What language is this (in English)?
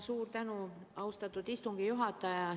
Estonian